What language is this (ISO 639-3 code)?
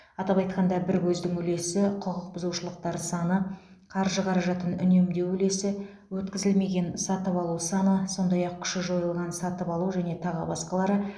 kaz